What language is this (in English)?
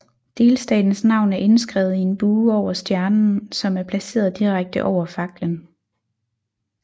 Danish